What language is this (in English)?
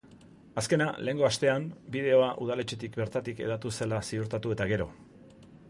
Basque